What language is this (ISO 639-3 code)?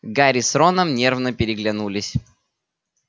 rus